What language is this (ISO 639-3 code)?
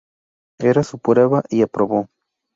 spa